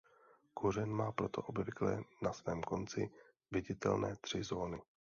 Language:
Czech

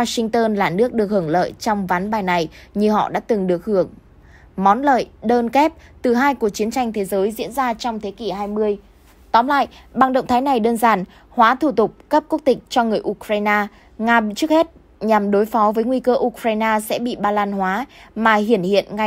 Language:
Vietnamese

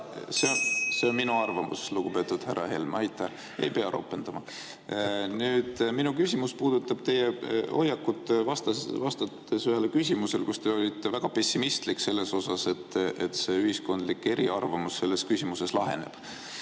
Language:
Estonian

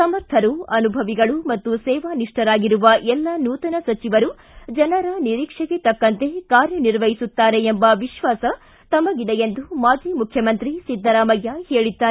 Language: Kannada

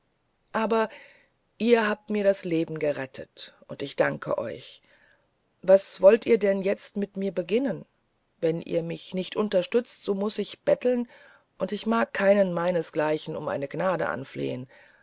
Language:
German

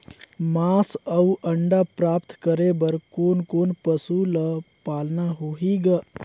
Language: Chhattisgarhi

